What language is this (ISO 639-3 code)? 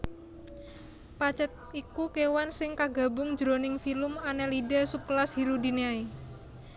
jav